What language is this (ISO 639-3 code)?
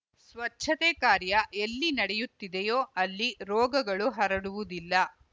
kan